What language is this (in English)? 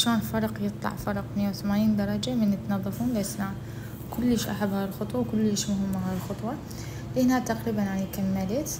Arabic